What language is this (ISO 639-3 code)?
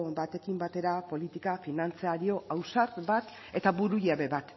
eus